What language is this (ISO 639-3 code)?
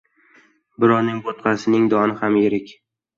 uzb